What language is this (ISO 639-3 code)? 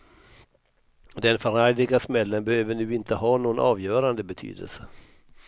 swe